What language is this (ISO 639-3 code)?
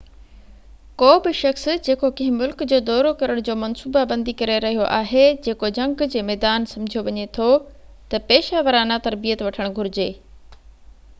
snd